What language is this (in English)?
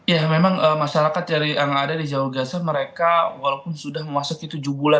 Indonesian